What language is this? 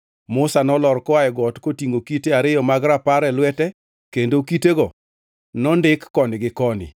Luo (Kenya and Tanzania)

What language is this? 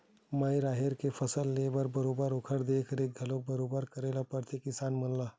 Chhattisgarhi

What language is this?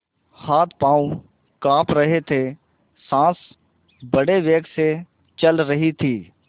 Hindi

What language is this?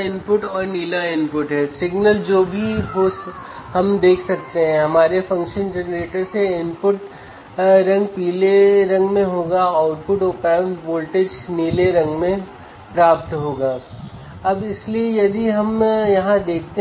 Hindi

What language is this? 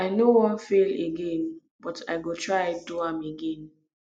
Nigerian Pidgin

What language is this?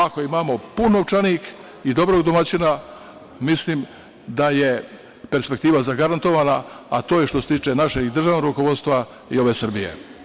Serbian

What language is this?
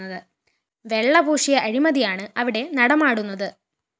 Malayalam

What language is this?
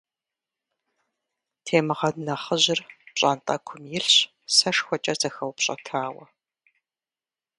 Kabardian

